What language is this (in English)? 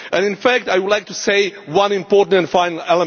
English